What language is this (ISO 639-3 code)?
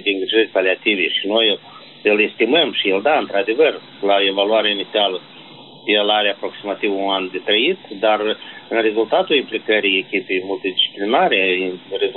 ron